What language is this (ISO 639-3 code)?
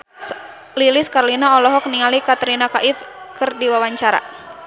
sun